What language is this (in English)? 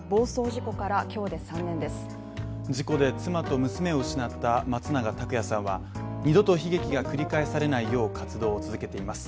Japanese